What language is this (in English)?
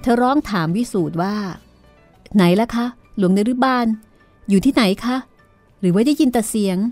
Thai